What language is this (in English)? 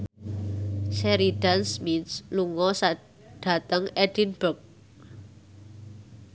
Javanese